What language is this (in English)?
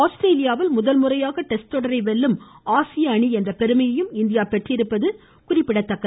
Tamil